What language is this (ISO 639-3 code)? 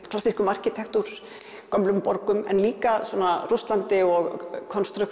isl